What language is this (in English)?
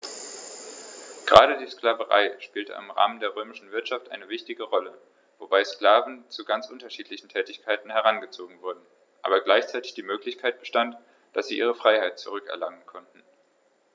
German